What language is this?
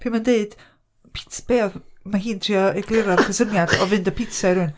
Welsh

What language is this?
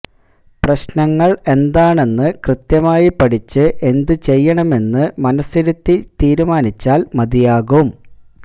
Malayalam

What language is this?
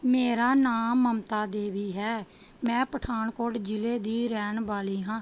Punjabi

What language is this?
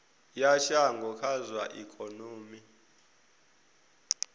Venda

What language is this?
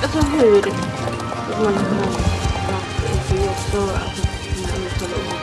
Swedish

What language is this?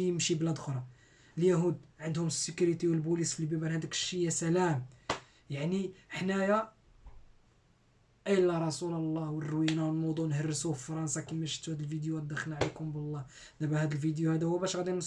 Arabic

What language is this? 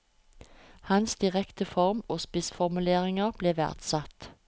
Norwegian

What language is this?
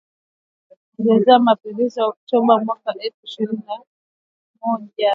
Swahili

